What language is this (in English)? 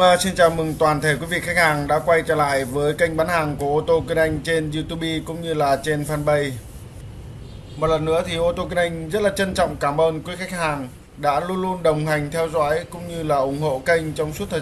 Vietnamese